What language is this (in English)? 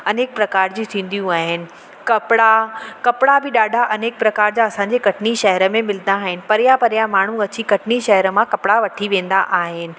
Sindhi